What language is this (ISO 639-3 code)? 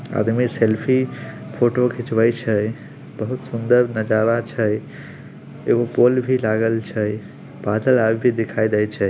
mag